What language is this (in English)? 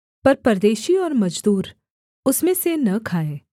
Hindi